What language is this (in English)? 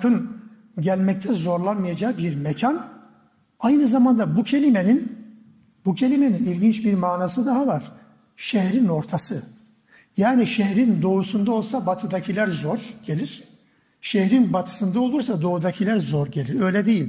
Turkish